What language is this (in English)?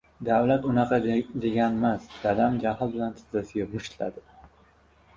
Uzbek